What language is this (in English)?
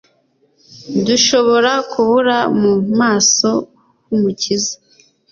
Kinyarwanda